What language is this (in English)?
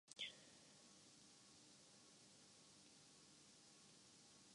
Urdu